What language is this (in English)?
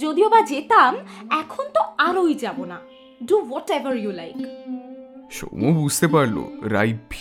Bangla